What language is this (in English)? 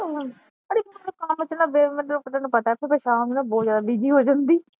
Punjabi